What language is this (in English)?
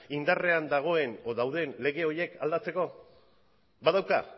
Basque